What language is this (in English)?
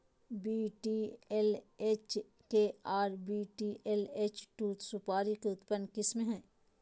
Magahi